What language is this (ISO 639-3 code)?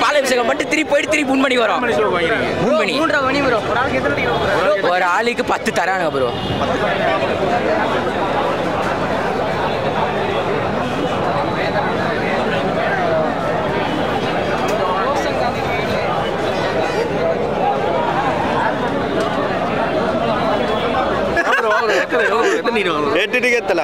ind